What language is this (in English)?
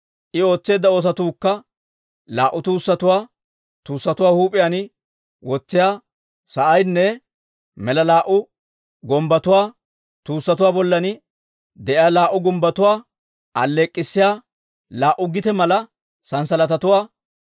Dawro